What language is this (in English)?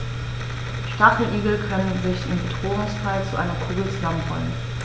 German